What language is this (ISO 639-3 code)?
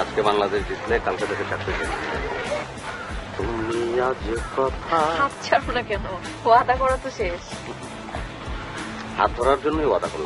ara